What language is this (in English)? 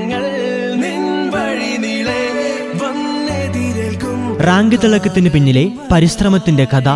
Malayalam